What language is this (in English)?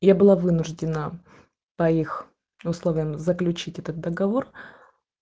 Russian